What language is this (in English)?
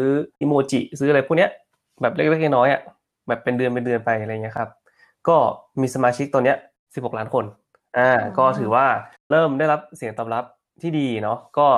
Thai